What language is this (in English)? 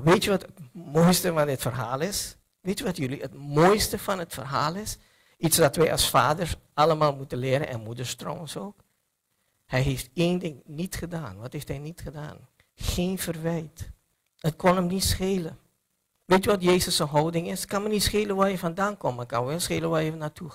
Dutch